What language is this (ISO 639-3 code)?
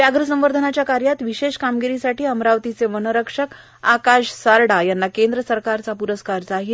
mar